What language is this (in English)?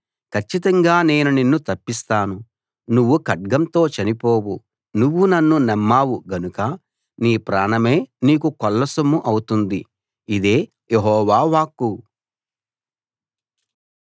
Telugu